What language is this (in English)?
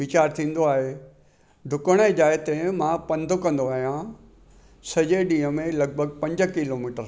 Sindhi